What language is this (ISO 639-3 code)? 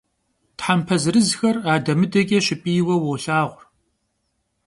kbd